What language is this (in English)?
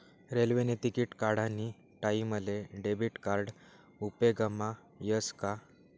Marathi